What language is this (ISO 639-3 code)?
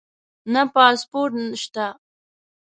pus